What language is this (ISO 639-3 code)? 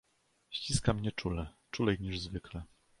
pol